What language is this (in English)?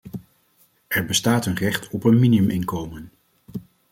Dutch